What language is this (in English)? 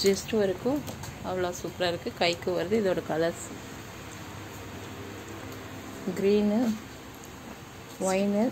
Romanian